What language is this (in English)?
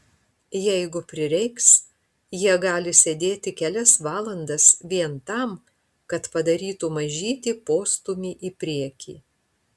Lithuanian